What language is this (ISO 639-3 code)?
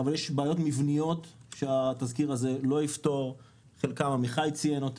heb